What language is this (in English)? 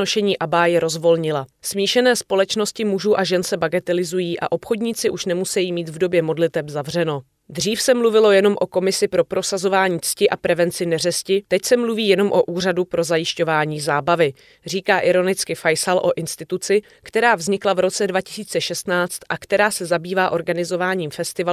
Czech